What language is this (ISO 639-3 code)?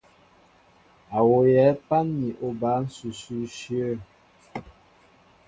mbo